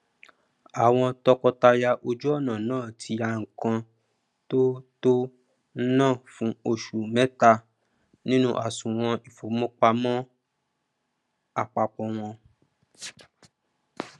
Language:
Yoruba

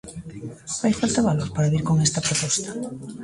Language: Galician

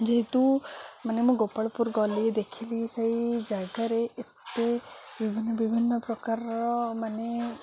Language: Odia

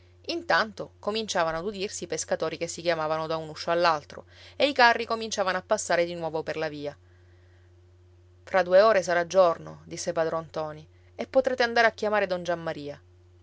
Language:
Italian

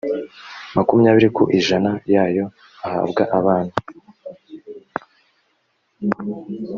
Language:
Kinyarwanda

